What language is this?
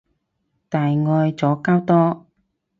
Cantonese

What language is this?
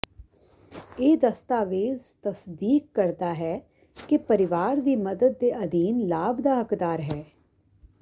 Punjabi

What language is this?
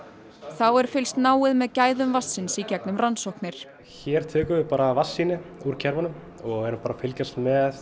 Icelandic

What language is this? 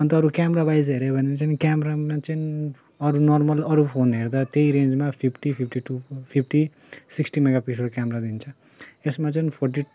Nepali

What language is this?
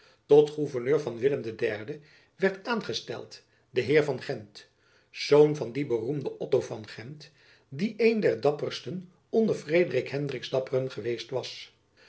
Dutch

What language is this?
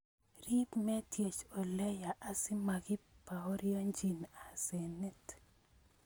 Kalenjin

